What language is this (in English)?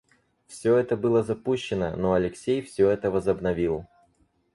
Russian